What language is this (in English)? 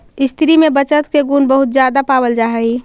Magahi